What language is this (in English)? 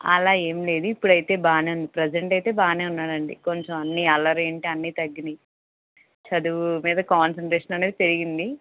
Telugu